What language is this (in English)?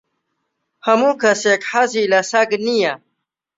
Central Kurdish